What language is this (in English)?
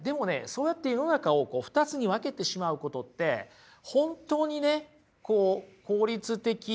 Japanese